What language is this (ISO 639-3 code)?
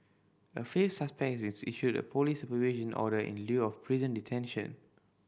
eng